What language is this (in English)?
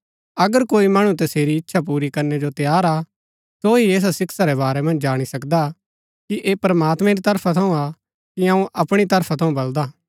Gaddi